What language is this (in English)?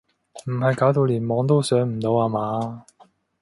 Cantonese